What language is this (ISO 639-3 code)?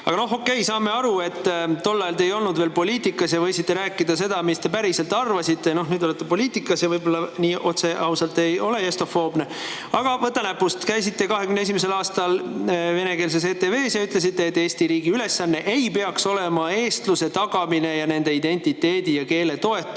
est